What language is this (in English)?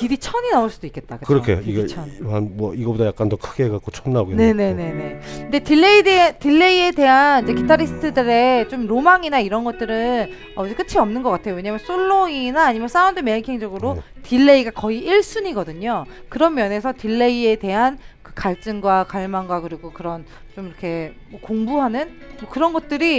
Korean